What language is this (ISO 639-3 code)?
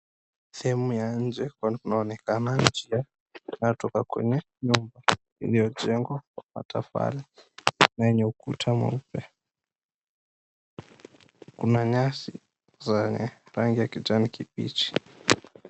swa